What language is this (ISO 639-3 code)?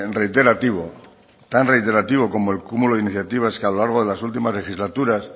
spa